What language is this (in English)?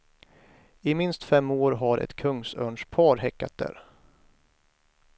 Swedish